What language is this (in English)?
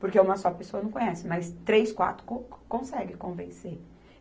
Portuguese